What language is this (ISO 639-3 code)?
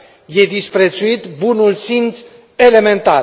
ron